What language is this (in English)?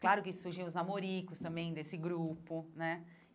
Portuguese